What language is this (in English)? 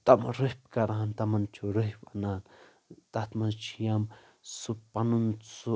Kashmiri